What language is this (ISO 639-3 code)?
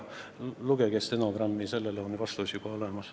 est